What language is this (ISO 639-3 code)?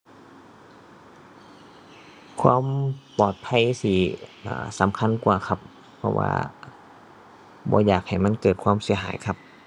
tha